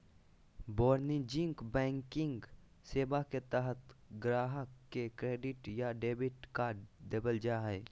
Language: Magahi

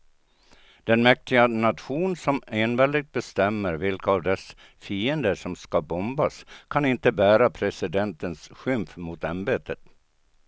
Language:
Swedish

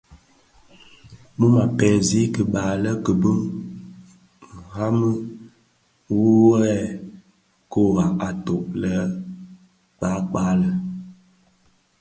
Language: Bafia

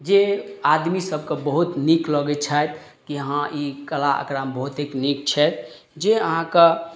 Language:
Maithili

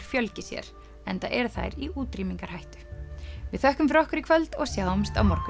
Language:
Icelandic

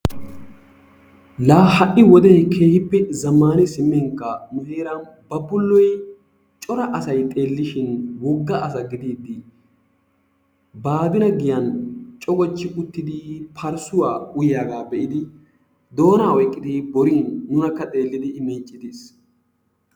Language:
Wolaytta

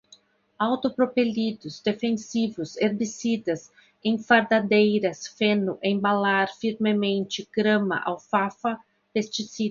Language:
Portuguese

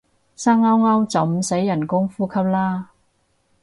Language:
Cantonese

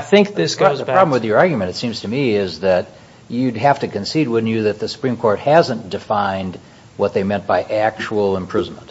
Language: English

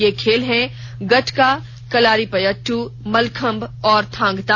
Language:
Hindi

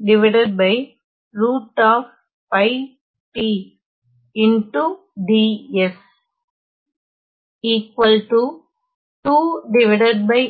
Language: Tamil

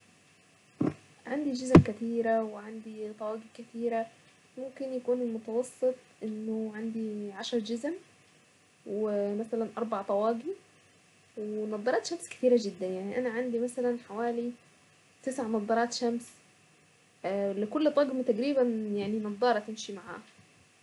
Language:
Saidi Arabic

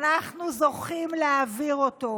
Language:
Hebrew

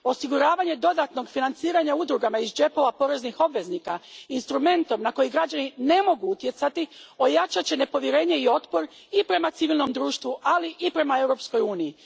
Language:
Croatian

